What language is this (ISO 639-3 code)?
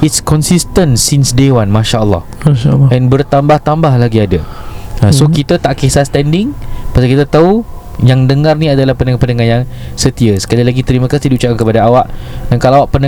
msa